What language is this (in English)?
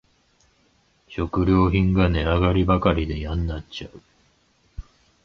Japanese